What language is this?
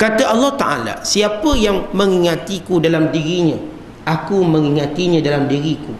Malay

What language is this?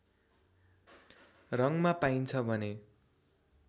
Nepali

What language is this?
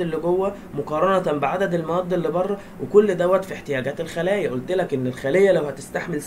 Arabic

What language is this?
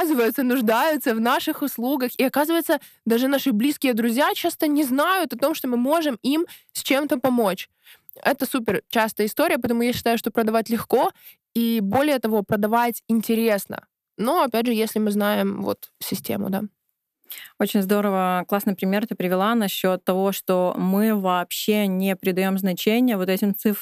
Russian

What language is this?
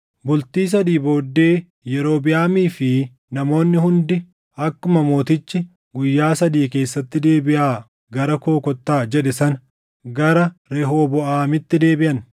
Oromo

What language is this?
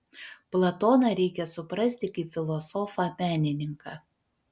Lithuanian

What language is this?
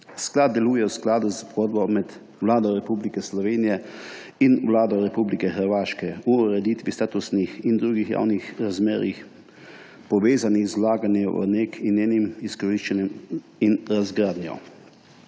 Slovenian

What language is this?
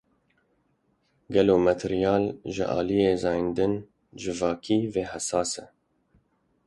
Kurdish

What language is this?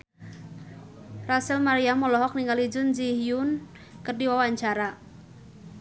Sundanese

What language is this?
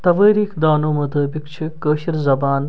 Kashmiri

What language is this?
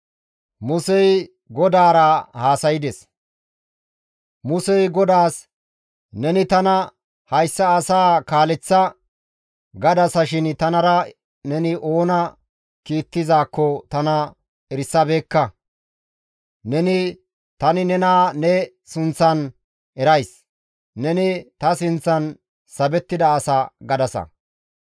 Gamo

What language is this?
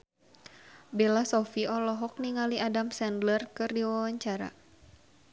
Sundanese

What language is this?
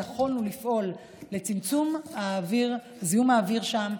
Hebrew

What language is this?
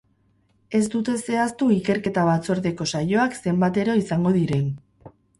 Basque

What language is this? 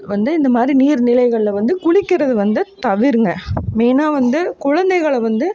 Tamil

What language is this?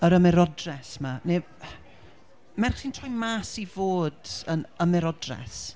Welsh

